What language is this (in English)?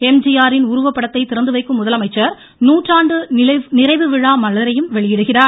Tamil